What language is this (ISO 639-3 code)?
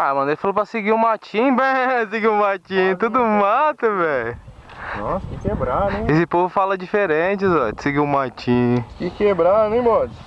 por